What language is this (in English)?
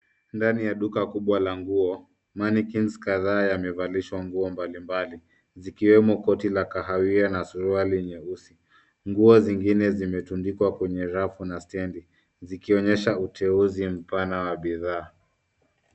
Swahili